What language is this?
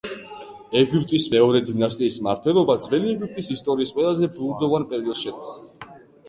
Georgian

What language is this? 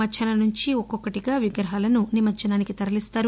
Telugu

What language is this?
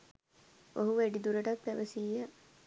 Sinhala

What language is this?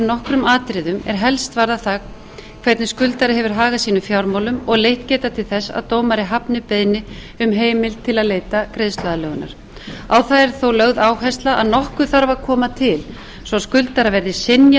Icelandic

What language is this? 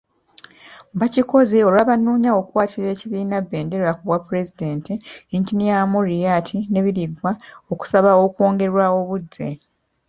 Ganda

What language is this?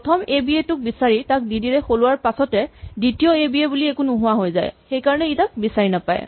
Assamese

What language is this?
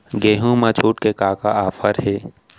Chhattisgarhi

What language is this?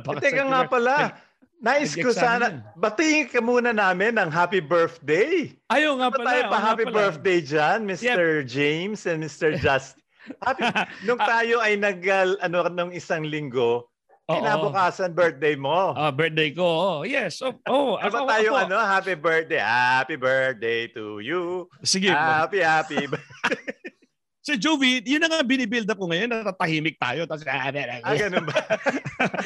Filipino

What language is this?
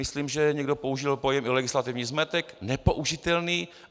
Czech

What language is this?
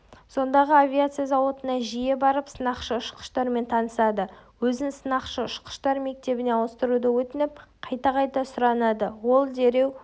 Kazakh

